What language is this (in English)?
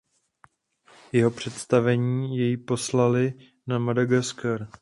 Czech